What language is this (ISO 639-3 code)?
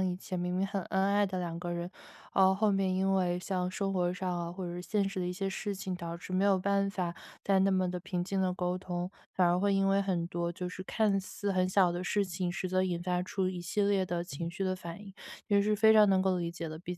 zho